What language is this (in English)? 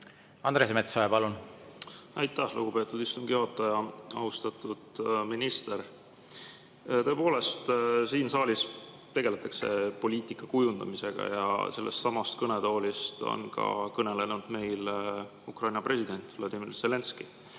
Estonian